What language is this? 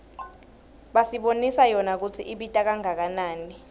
Swati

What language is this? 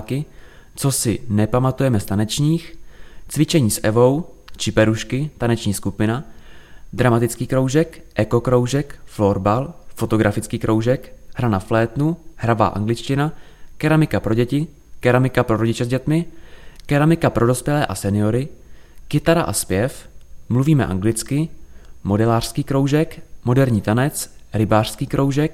Czech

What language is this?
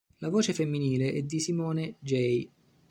Italian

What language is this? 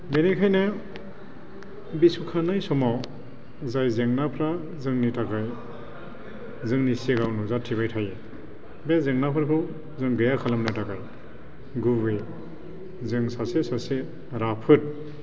Bodo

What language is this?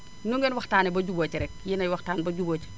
Wolof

